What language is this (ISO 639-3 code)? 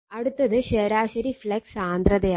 mal